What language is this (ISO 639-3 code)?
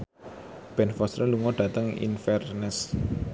jav